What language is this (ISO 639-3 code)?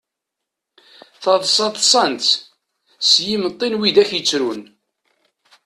kab